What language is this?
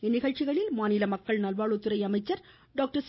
Tamil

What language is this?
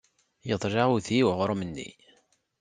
Kabyle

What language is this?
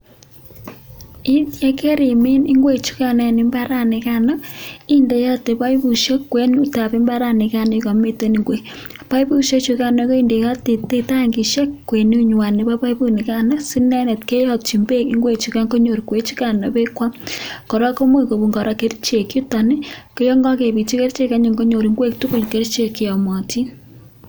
Kalenjin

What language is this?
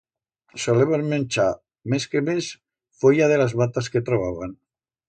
Aragonese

